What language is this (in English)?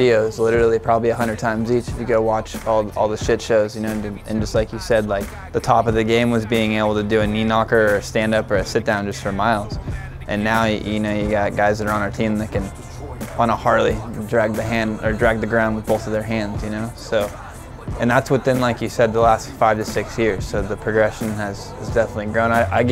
English